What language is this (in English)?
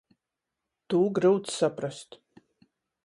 Latgalian